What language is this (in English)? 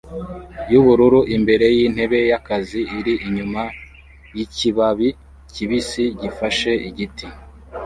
Kinyarwanda